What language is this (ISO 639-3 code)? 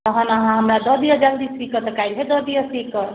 mai